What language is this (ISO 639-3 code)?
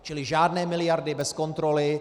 ces